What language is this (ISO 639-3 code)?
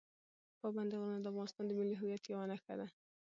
pus